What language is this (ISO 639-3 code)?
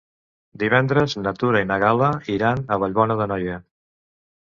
cat